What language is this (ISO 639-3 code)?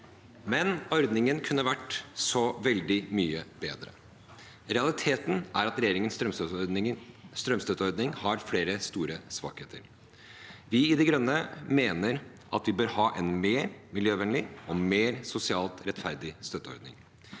nor